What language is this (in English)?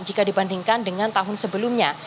Indonesian